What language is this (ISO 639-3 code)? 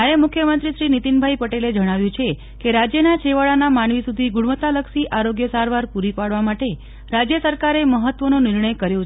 guj